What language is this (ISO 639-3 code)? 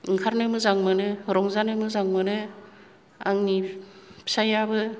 brx